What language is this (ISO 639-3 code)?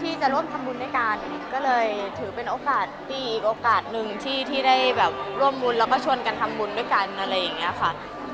tha